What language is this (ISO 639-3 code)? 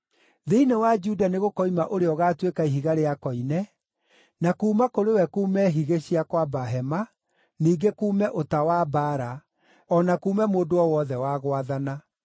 kik